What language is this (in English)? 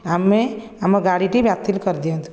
Odia